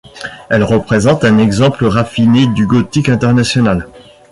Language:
French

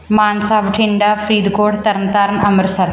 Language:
Punjabi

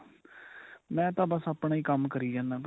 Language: Punjabi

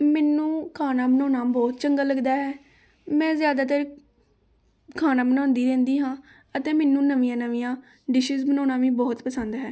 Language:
Punjabi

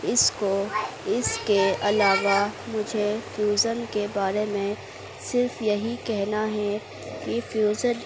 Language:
Urdu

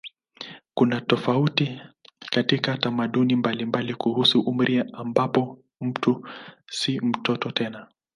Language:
Swahili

